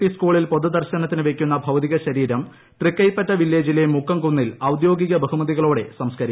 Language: Malayalam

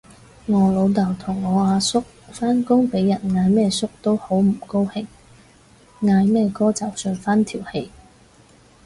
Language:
Cantonese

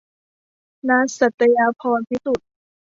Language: Thai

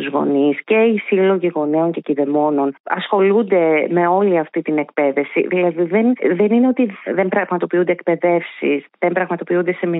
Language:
Greek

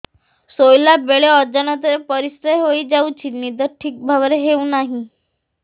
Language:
Odia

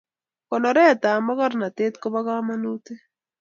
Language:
Kalenjin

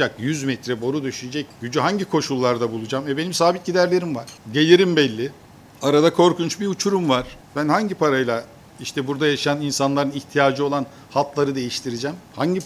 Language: Turkish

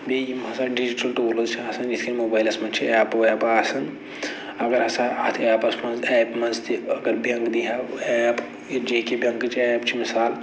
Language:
Kashmiri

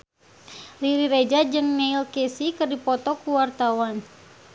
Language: Sundanese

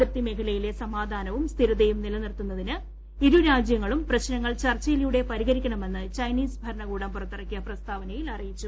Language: Malayalam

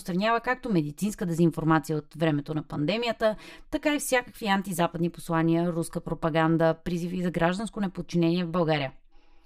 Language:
Bulgarian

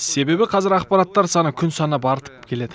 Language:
Kazakh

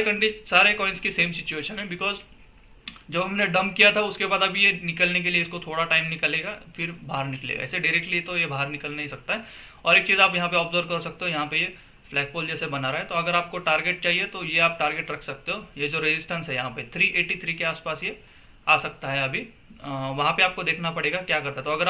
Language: Hindi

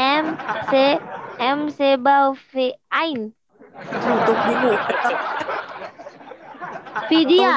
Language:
Vietnamese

